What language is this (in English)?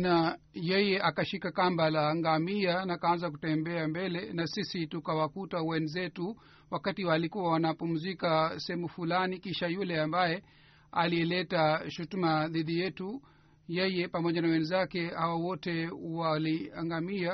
Swahili